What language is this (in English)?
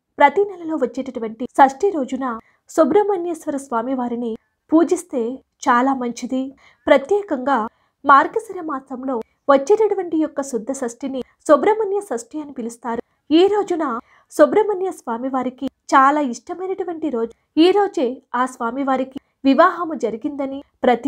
Hindi